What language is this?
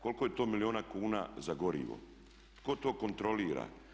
Croatian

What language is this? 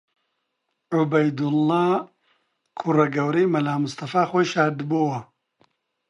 Central Kurdish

